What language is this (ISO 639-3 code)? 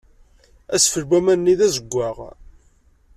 kab